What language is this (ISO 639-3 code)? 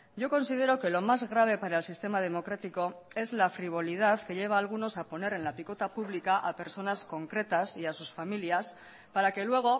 spa